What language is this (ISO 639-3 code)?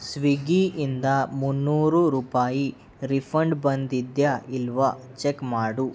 kan